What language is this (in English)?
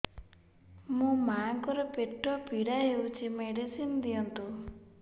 Odia